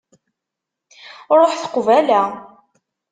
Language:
Kabyle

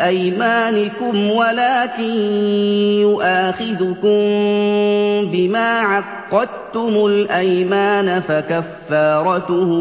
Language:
Arabic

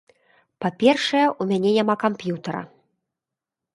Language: Belarusian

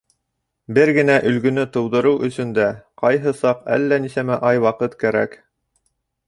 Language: Bashkir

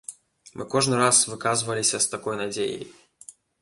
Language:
Belarusian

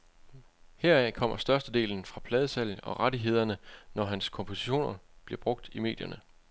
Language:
Danish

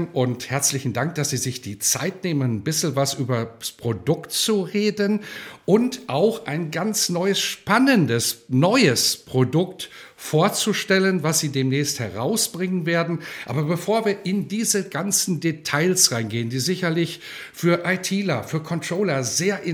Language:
German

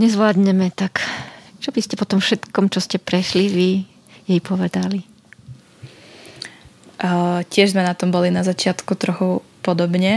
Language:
Slovak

